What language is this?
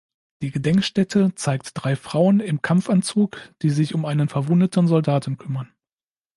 German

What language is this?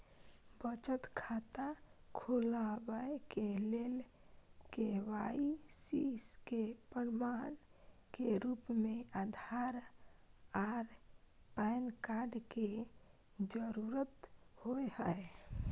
Maithili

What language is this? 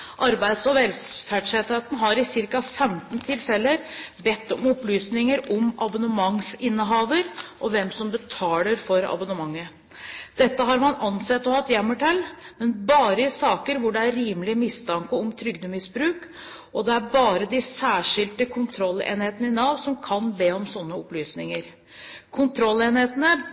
Norwegian Bokmål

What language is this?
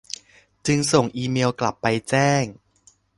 Thai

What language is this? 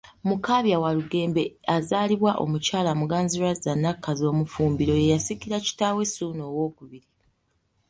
Ganda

